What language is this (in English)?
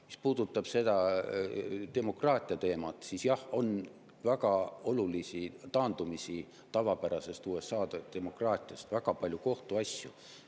Estonian